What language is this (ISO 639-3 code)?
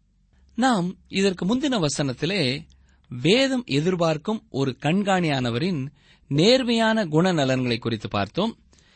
tam